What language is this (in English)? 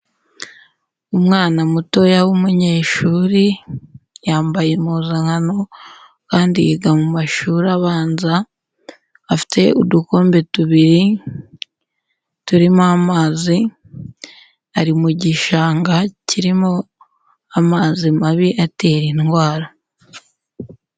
Kinyarwanda